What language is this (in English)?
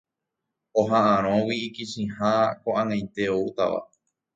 Guarani